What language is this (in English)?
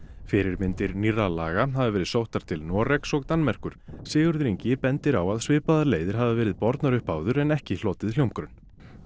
Icelandic